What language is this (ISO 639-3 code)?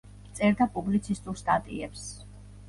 kat